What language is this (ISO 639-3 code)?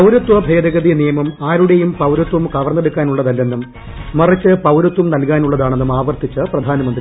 mal